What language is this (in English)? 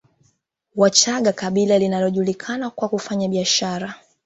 Swahili